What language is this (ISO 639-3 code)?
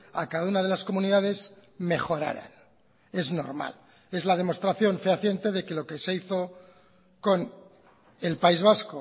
spa